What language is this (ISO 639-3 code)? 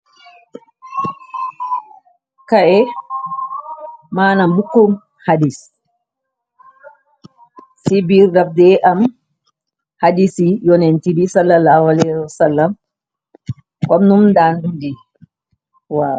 wol